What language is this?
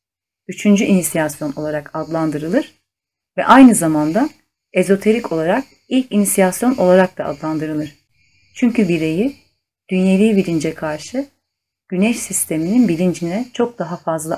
Turkish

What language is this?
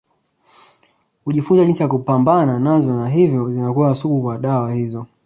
Swahili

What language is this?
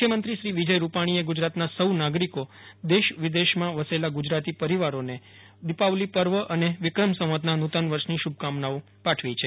Gujarati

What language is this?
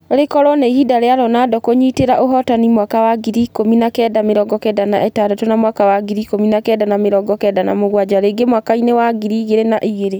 Kikuyu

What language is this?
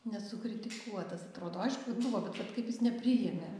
Lithuanian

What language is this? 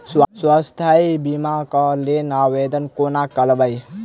Maithili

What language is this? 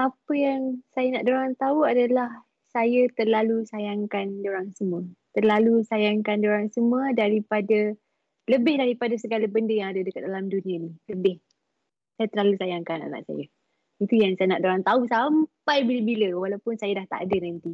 Malay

